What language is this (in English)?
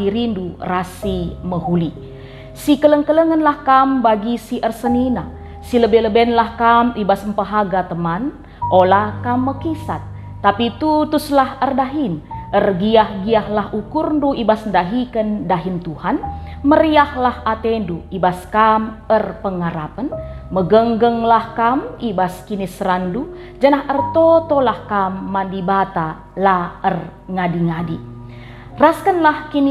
Indonesian